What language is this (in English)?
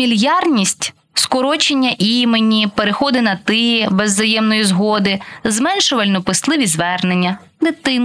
Ukrainian